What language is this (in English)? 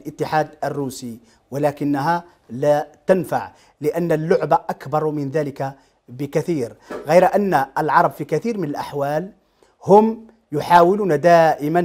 Arabic